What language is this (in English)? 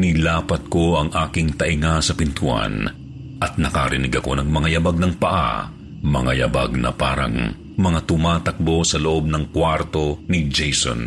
Filipino